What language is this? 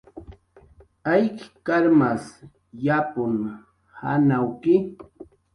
Jaqaru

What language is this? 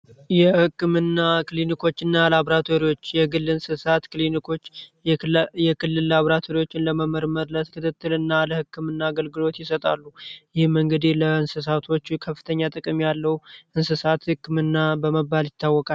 Amharic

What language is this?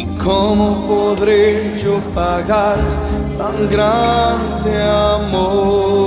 Spanish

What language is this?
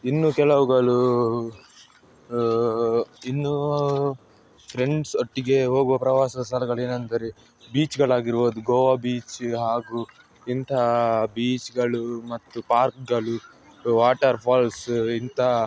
Kannada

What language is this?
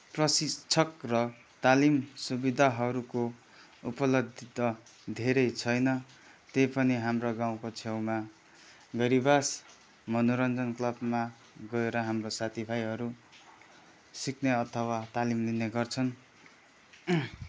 Nepali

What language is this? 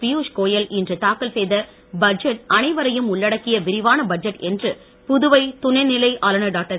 Tamil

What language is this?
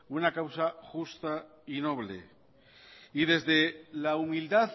Spanish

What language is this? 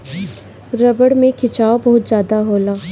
Bhojpuri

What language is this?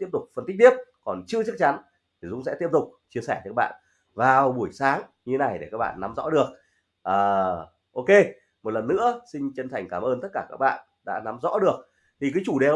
Vietnamese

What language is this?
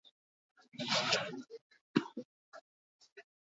Basque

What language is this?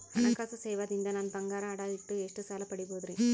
Kannada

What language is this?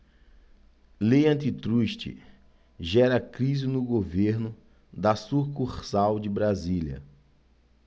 Portuguese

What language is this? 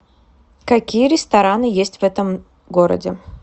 Russian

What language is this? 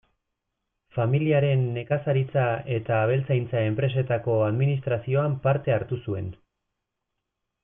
Basque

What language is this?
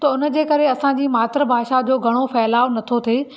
Sindhi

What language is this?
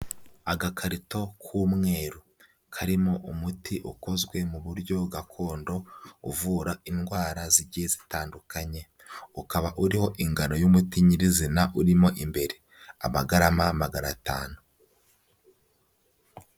Kinyarwanda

